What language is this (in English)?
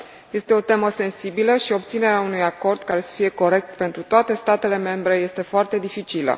Romanian